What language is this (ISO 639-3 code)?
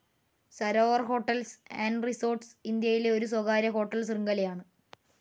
mal